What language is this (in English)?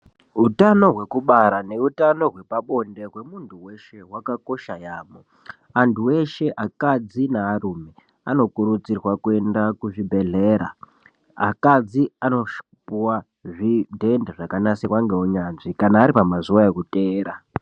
Ndau